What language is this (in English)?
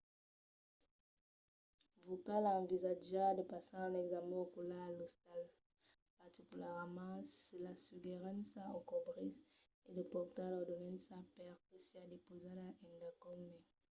Occitan